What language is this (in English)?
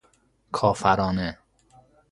Persian